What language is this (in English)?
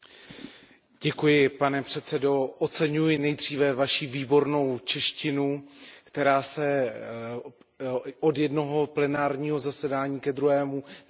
Czech